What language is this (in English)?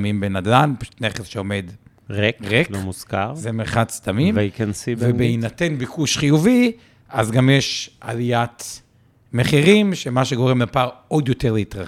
Hebrew